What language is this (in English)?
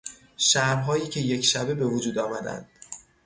Persian